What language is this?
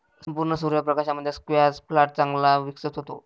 Marathi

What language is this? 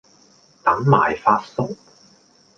Cantonese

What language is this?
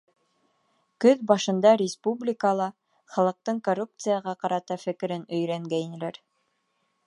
Bashkir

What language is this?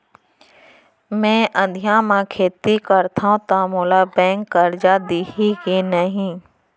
Chhattisgarhi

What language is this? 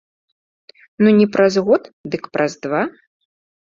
Belarusian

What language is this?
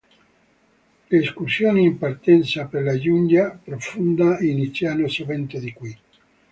Italian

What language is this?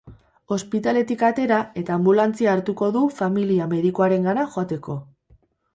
Basque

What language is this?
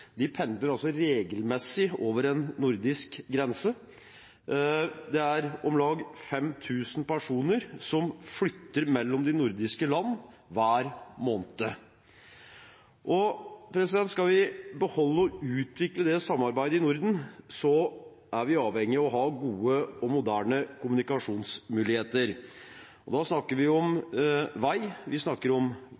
Norwegian Bokmål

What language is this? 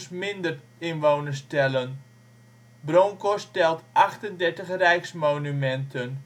Dutch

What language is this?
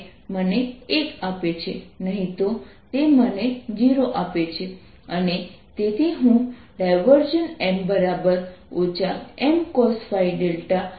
Gujarati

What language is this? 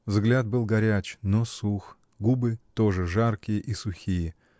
Russian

